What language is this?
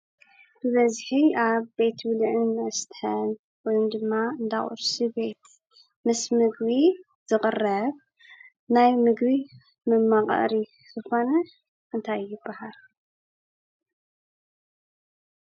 Tigrinya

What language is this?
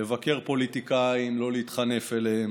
Hebrew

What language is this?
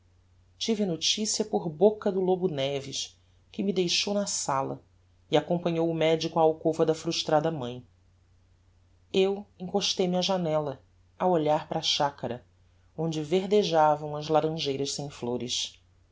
Portuguese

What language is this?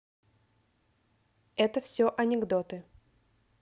Russian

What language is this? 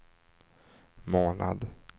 Swedish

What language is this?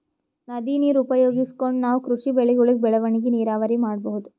Kannada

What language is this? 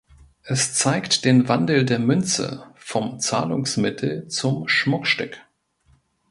German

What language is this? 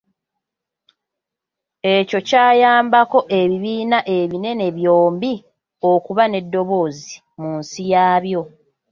Ganda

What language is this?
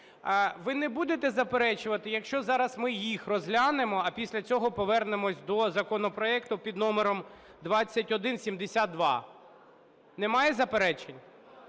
Ukrainian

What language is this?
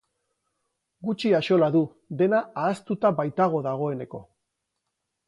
Basque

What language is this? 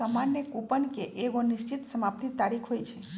Magahi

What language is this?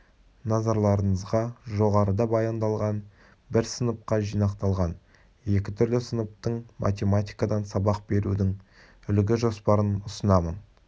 Kazakh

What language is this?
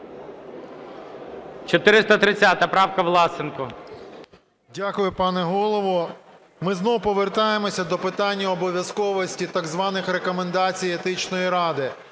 Ukrainian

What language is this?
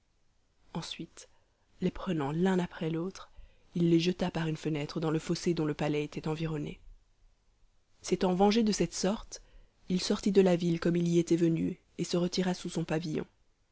French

